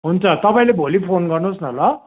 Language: Nepali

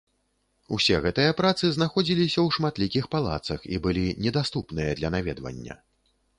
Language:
Belarusian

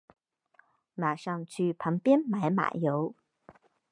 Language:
Chinese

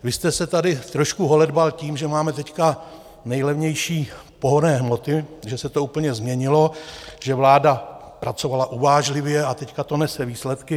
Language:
Czech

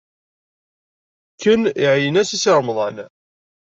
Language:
Kabyle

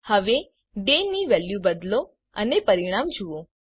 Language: Gujarati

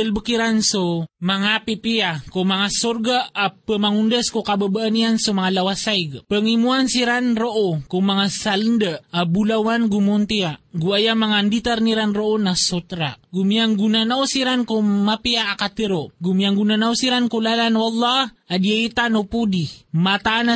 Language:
Filipino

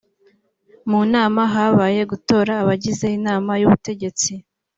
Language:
Kinyarwanda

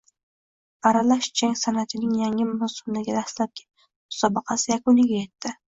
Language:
Uzbek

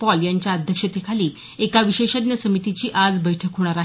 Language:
Marathi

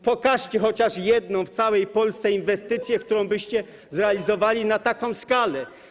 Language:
Polish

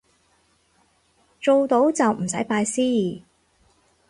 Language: Cantonese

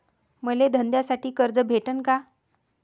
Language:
Marathi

